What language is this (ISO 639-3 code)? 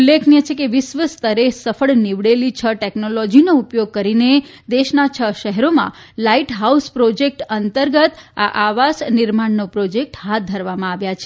guj